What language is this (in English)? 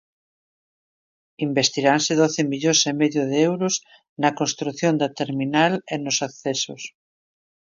Galician